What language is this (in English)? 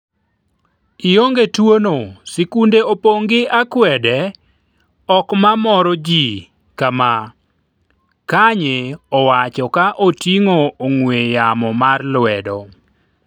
Luo (Kenya and Tanzania)